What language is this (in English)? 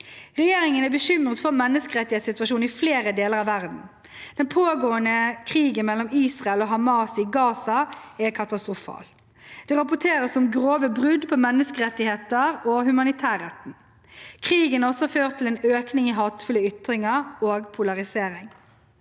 Norwegian